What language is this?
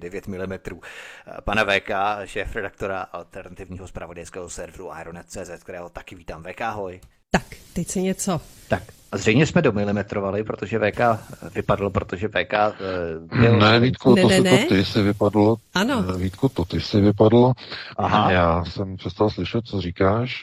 Czech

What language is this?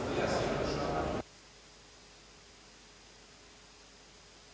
Serbian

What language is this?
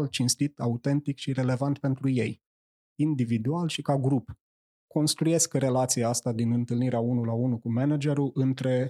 Romanian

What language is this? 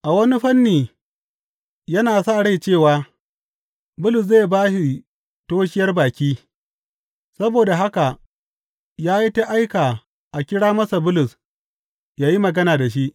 Hausa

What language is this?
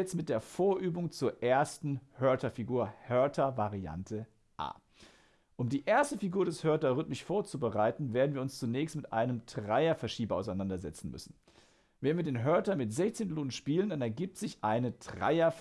German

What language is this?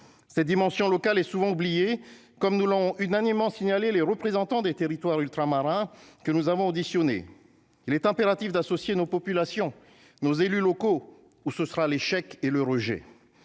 French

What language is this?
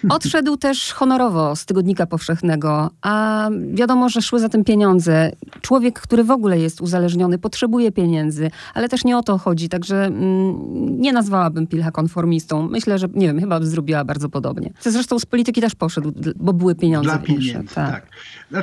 Polish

